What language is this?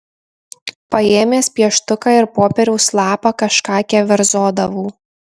Lithuanian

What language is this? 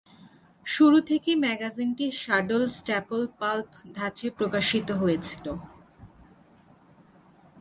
Bangla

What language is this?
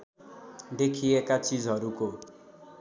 Nepali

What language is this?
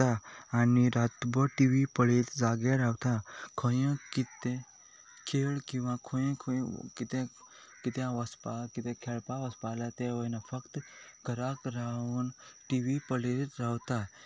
Konkani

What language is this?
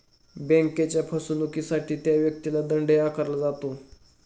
Marathi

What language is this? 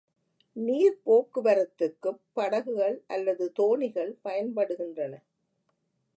Tamil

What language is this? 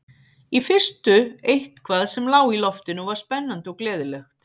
Icelandic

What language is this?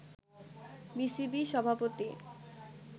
Bangla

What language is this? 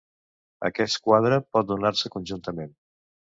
Catalan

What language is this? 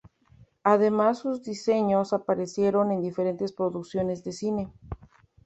Spanish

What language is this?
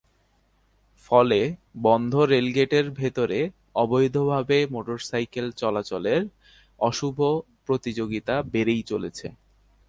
Bangla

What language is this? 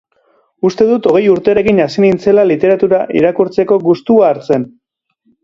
Basque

